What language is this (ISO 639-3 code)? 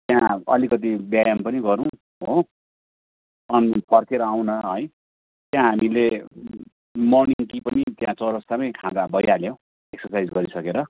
nep